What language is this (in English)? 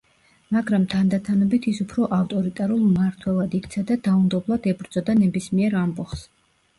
Georgian